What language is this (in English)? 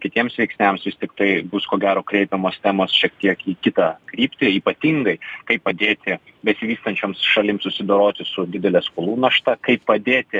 Lithuanian